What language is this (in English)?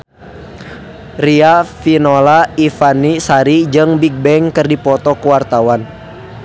Sundanese